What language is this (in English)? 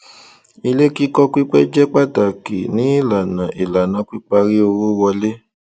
Yoruba